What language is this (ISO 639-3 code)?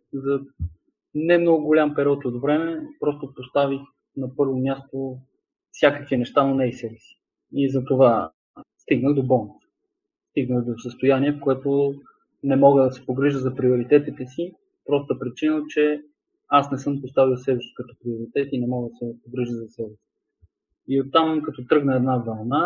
bul